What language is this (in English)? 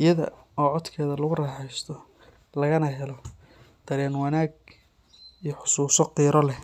Somali